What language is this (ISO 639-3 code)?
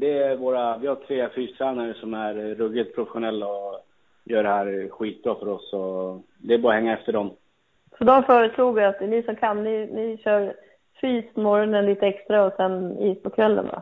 swe